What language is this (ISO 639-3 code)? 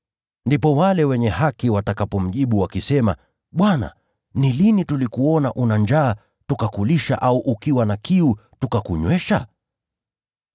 swa